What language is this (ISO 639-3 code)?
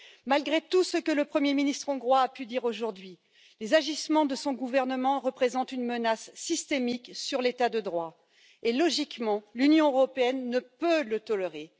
fra